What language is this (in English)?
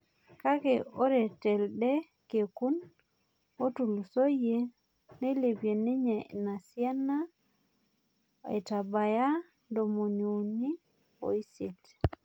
Masai